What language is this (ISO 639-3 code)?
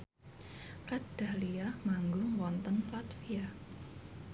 jav